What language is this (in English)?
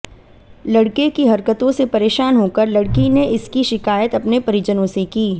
Hindi